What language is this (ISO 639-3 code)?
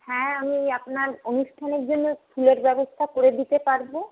ben